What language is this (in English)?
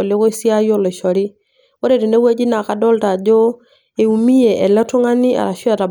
Masai